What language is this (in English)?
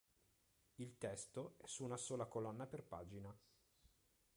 Italian